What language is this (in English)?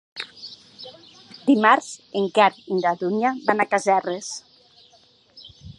Catalan